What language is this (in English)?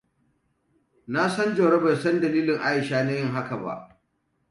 Hausa